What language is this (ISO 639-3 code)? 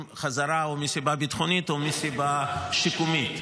heb